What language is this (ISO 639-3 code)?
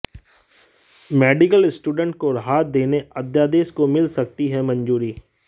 hin